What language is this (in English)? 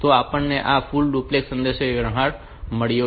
Gujarati